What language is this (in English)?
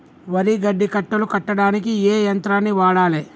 Telugu